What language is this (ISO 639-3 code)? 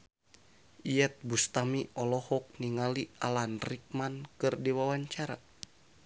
sun